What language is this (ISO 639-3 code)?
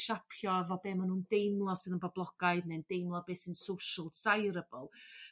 cym